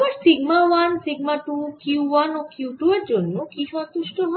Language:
Bangla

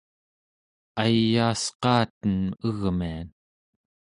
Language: Central Yupik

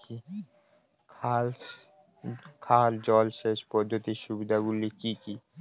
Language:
Bangla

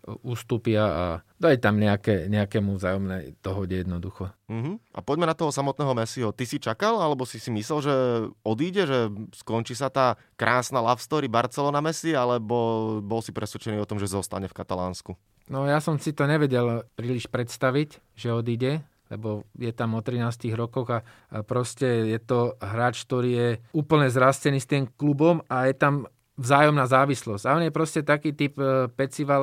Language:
Slovak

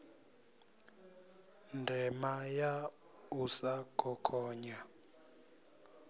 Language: Venda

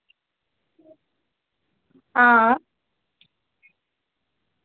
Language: Dogri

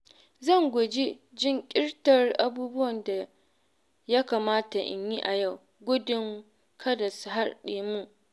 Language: Hausa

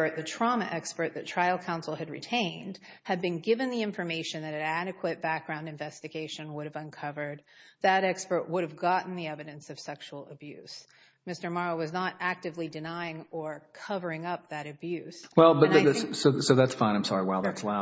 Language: English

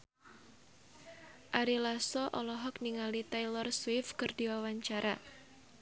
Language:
Sundanese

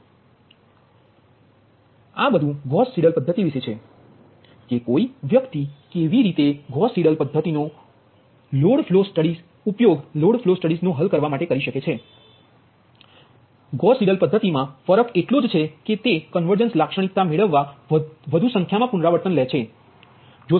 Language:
Gujarati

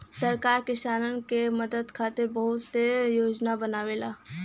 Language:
Bhojpuri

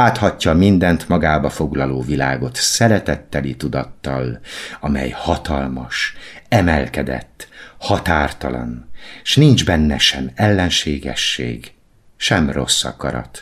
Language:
Hungarian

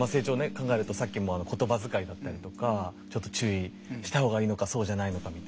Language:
Japanese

